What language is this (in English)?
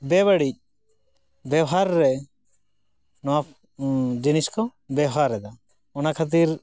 Santali